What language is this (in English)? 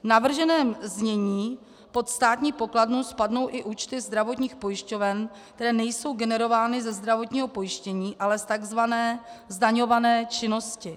Czech